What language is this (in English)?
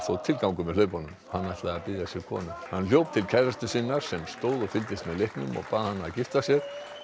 Icelandic